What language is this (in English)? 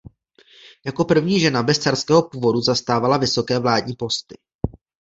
Czech